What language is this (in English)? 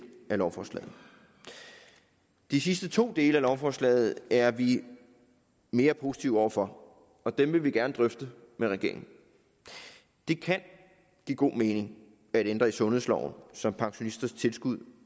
Danish